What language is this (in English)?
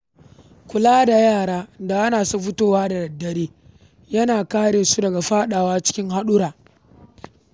Hausa